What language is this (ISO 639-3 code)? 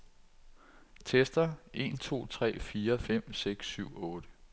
dan